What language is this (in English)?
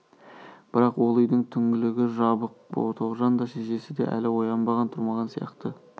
Kazakh